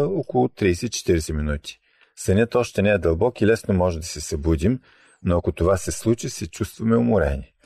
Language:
Bulgarian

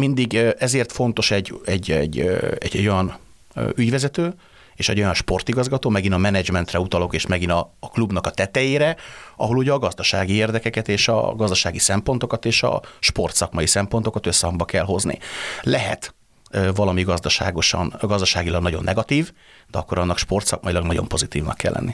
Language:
Hungarian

